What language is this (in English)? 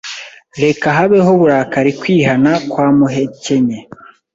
Kinyarwanda